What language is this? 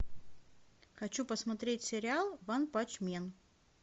Russian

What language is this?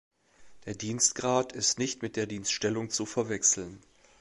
German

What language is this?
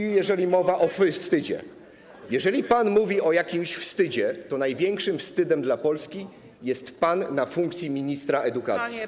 Polish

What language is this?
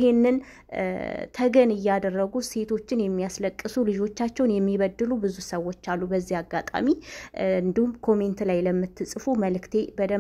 Arabic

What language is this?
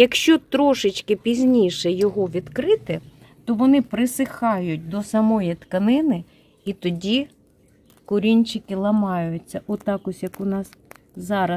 Ukrainian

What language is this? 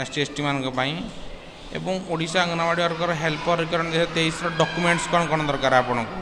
Hindi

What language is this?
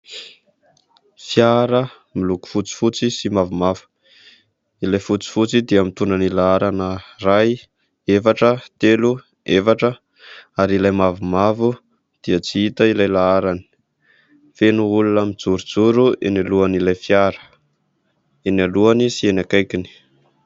Malagasy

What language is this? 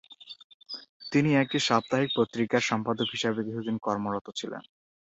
Bangla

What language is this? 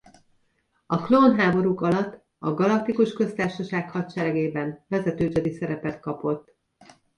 Hungarian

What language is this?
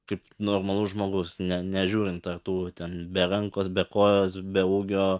Lithuanian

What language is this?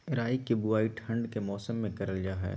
Magahi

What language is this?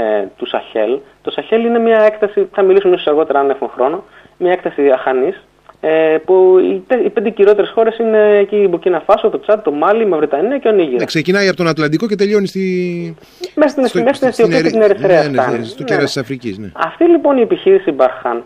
Greek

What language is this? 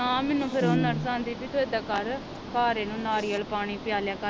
Punjabi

